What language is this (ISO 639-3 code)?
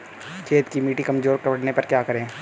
hin